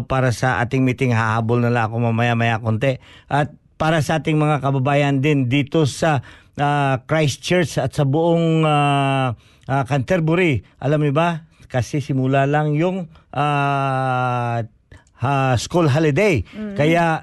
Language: Filipino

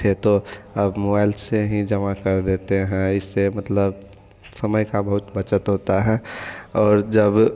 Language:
Hindi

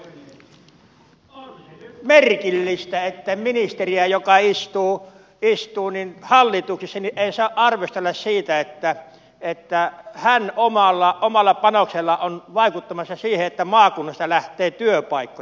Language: Finnish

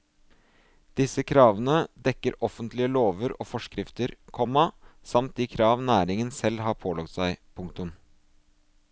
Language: Norwegian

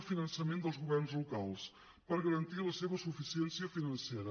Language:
Catalan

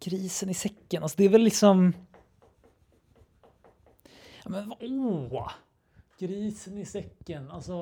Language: Swedish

